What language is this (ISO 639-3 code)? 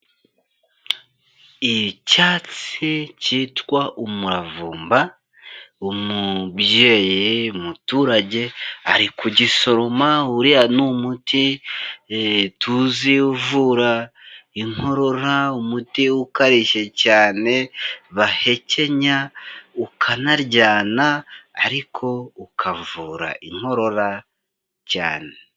kin